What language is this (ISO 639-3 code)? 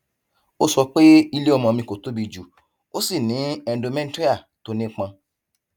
yor